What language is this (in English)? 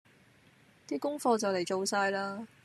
Cantonese